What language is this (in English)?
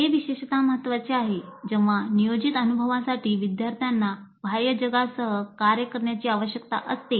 Marathi